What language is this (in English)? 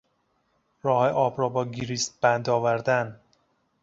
Persian